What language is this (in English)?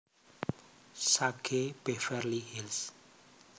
Javanese